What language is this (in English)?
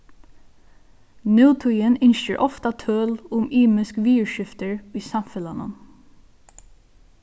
Faroese